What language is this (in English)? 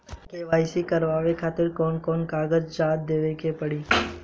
Bhojpuri